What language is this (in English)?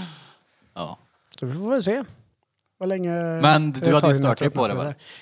Swedish